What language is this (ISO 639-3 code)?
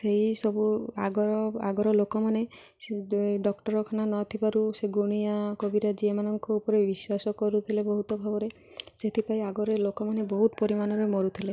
ori